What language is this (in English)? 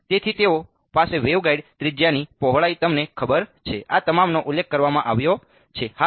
Gujarati